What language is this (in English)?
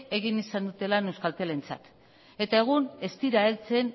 Basque